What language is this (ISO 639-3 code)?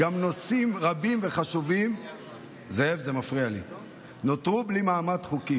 heb